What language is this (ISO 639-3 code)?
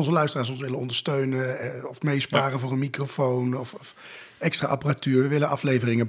nld